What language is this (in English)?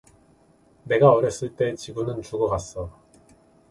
Korean